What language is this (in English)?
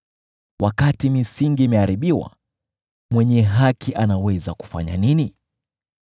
Swahili